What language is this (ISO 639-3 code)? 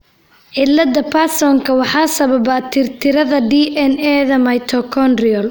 som